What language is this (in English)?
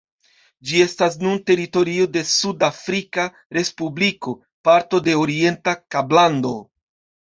Esperanto